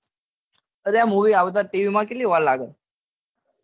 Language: Gujarati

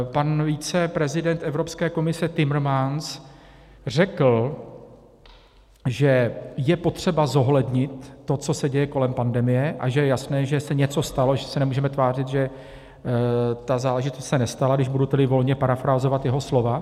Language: Czech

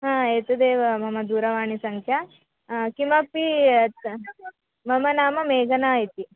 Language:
Sanskrit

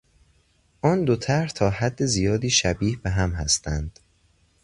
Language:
Persian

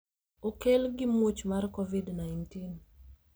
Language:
Luo (Kenya and Tanzania)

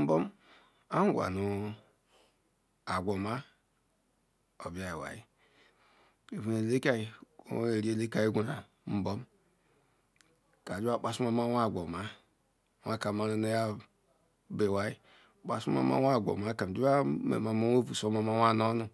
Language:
Ikwere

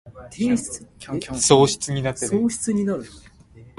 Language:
Min Nan Chinese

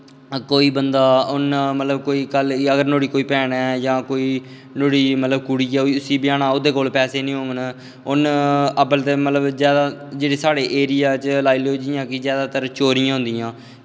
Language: Dogri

